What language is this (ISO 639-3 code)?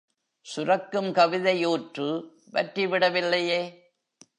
tam